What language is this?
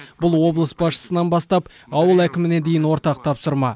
Kazakh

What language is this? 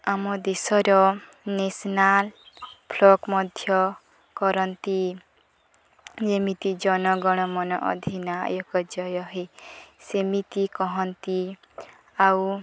Odia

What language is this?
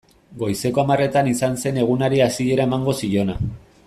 Basque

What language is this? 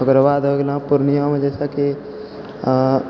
Maithili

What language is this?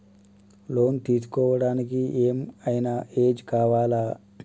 Telugu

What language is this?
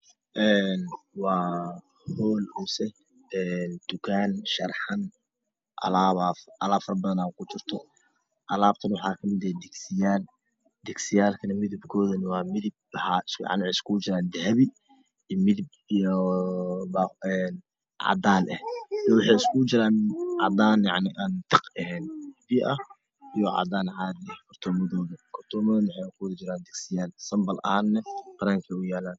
Somali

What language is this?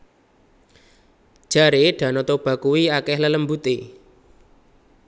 Javanese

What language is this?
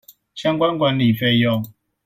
Chinese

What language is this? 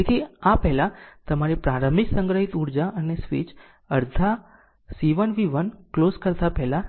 Gujarati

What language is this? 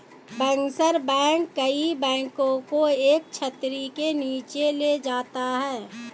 Hindi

